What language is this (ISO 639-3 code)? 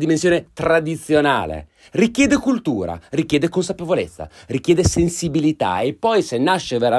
ita